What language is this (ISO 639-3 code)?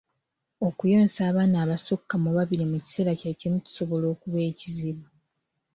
lug